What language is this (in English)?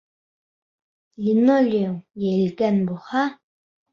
Bashkir